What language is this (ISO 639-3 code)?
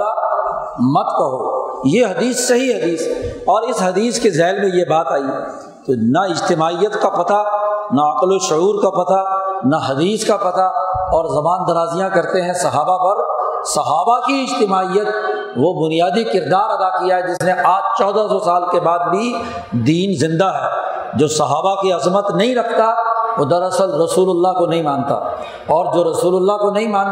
urd